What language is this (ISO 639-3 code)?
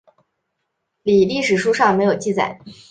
zho